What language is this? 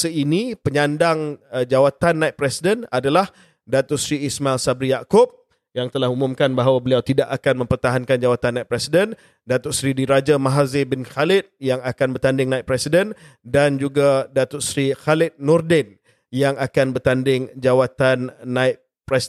Malay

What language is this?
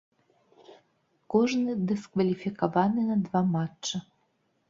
Belarusian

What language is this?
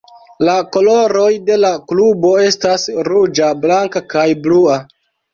Esperanto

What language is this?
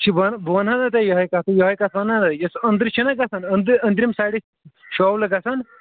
Kashmiri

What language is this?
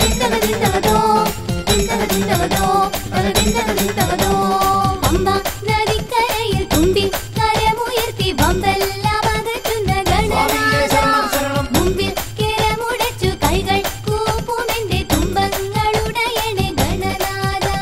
Czech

